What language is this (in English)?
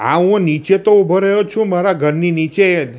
Gujarati